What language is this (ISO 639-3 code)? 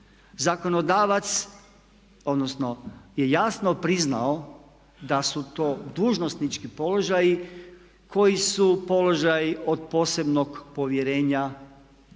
hrv